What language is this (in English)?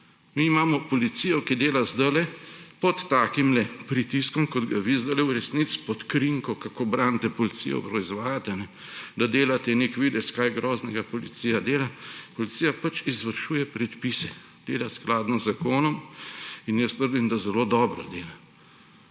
Slovenian